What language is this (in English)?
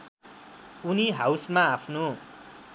Nepali